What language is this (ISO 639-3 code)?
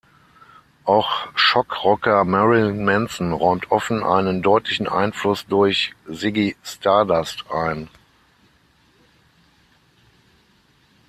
deu